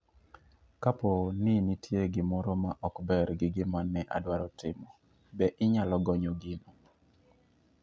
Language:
Luo (Kenya and Tanzania)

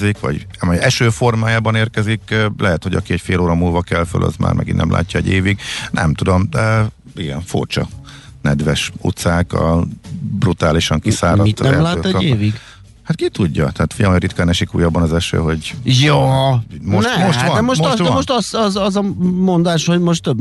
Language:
Hungarian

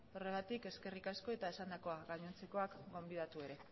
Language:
Basque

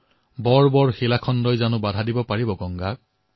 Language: Assamese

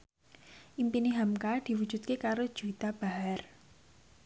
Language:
Javanese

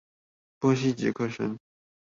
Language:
Chinese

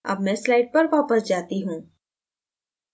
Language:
Hindi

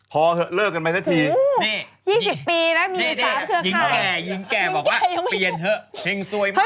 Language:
Thai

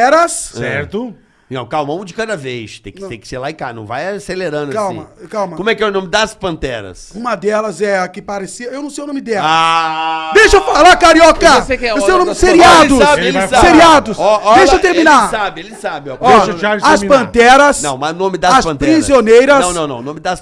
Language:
Portuguese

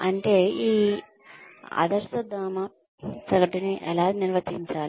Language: Telugu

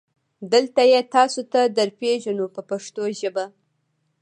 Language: Pashto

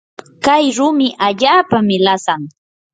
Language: Yanahuanca Pasco Quechua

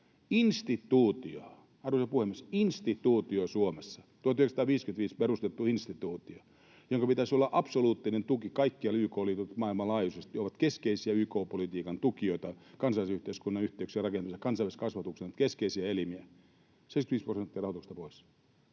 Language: Finnish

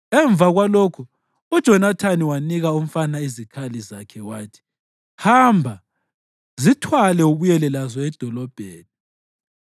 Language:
North Ndebele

